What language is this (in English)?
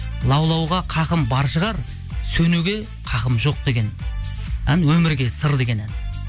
Kazakh